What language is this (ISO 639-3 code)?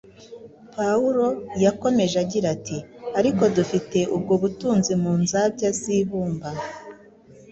kin